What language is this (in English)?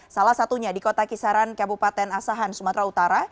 Indonesian